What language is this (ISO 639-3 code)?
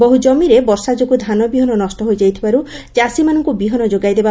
ori